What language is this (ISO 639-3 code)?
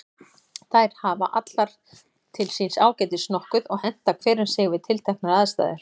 isl